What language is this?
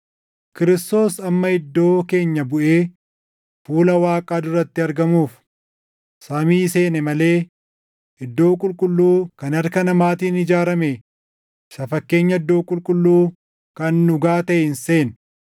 Oromo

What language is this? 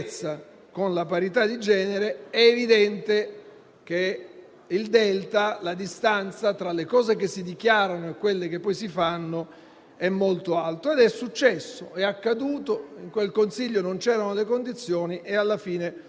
Italian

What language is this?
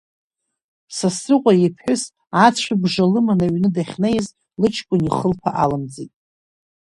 Abkhazian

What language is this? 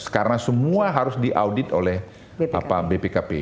Indonesian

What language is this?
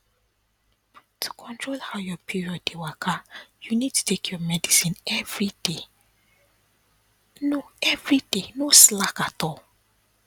Nigerian Pidgin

